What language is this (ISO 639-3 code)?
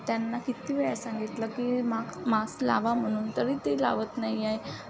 mar